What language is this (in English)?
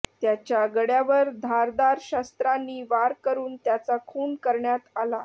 Marathi